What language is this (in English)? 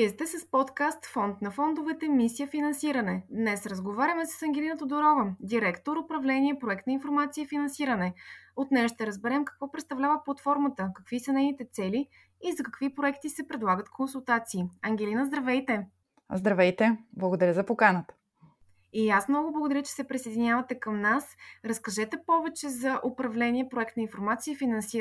Bulgarian